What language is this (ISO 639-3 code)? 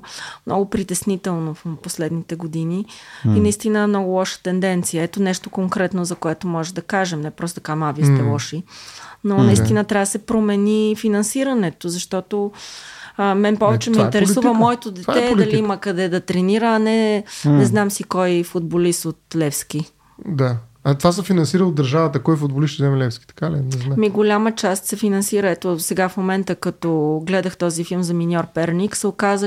bul